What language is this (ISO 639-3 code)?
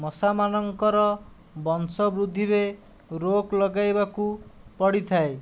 ori